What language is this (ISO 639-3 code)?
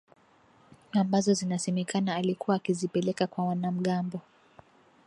swa